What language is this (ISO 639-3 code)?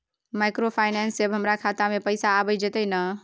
mai